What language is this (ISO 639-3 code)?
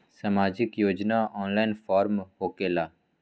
mag